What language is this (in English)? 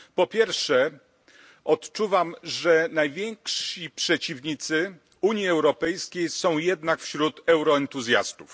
Polish